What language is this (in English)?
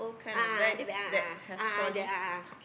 English